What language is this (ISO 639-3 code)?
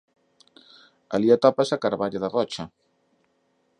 glg